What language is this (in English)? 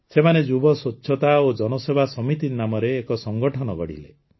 Odia